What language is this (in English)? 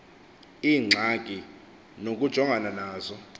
Xhosa